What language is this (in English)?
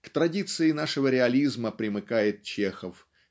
Russian